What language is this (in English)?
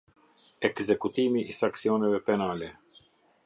Albanian